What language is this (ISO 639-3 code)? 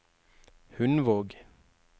nor